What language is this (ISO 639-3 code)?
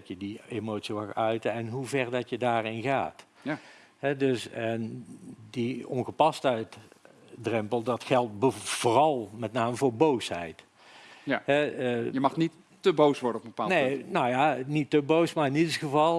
nld